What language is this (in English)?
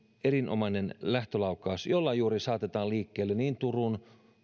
Finnish